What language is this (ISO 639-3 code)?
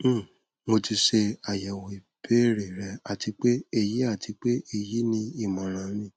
yor